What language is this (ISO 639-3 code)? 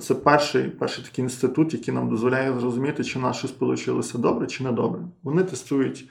ukr